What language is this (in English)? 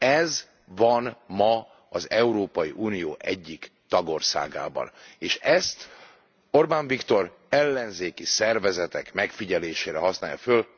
Hungarian